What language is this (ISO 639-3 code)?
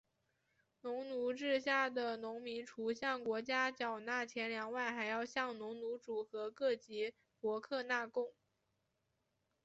zho